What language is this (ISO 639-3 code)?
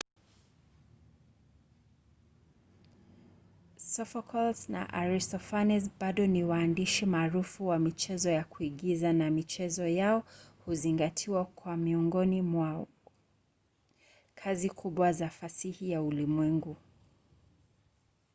swa